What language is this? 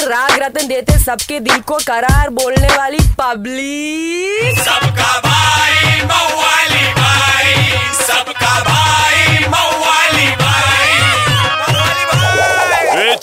Hindi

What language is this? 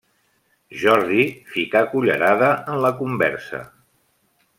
Catalan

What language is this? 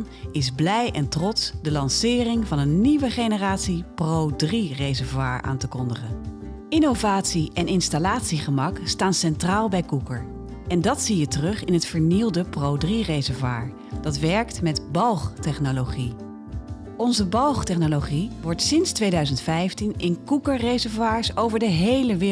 Dutch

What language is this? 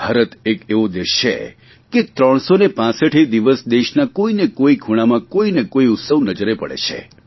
Gujarati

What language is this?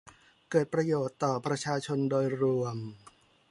Thai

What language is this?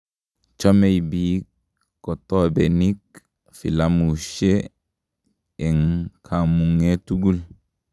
Kalenjin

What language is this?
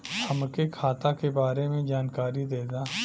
Bhojpuri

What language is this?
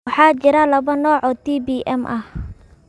Somali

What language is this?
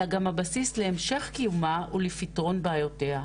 Hebrew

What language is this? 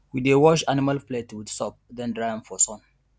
Nigerian Pidgin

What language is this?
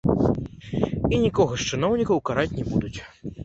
Belarusian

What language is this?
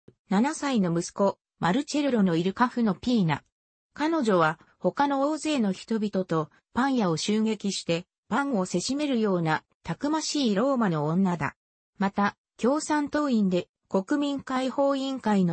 Japanese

